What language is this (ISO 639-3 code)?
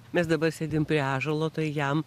lit